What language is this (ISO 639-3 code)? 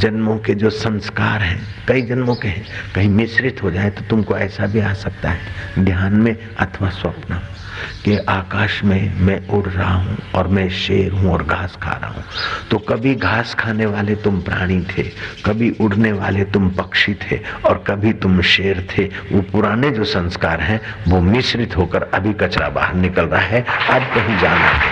hin